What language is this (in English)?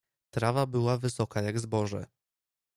Polish